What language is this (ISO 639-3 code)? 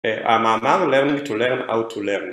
heb